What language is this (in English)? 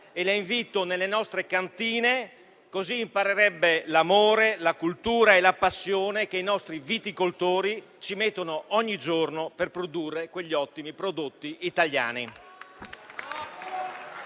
Italian